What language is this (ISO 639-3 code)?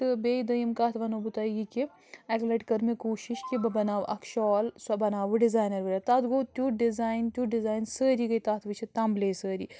kas